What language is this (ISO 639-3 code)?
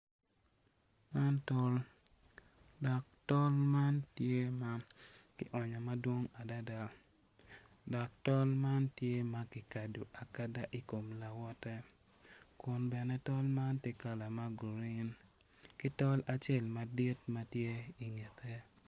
ach